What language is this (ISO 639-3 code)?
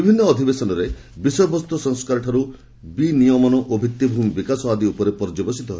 ori